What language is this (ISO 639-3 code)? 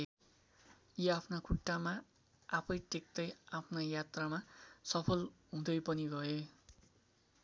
nep